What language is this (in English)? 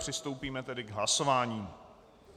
Czech